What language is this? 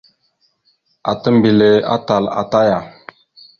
Mada (Cameroon)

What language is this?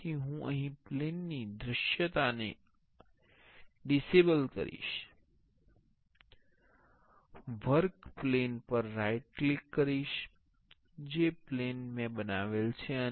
Gujarati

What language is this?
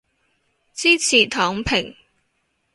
Cantonese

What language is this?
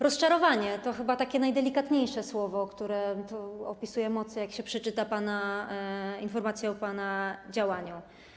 Polish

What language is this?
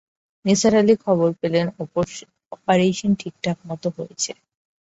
Bangla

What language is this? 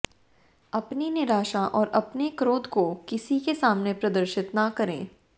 Hindi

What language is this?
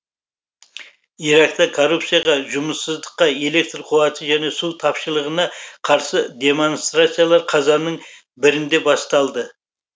Kazakh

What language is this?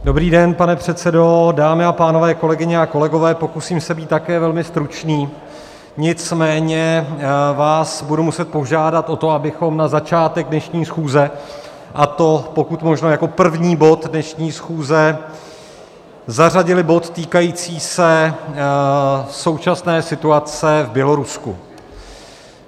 Czech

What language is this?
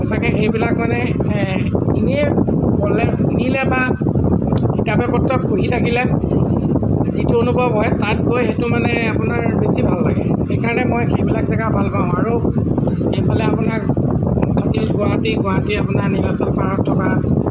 Assamese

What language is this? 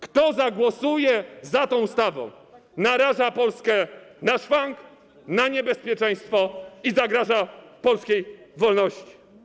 Polish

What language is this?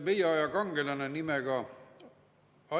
Estonian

